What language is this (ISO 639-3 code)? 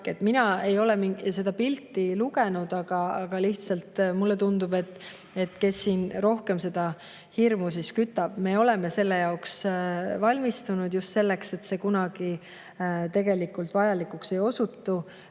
est